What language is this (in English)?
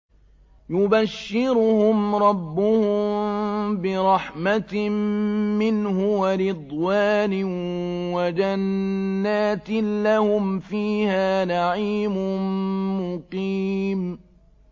Arabic